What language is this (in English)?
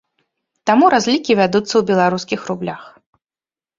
Belarusian